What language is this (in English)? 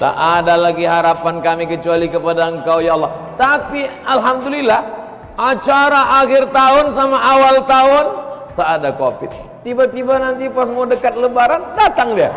Indonesian